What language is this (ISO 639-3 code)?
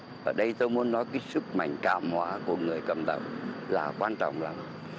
vie